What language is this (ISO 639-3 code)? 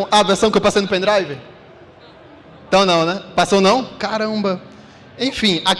por